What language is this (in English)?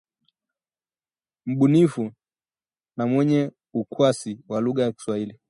Swahili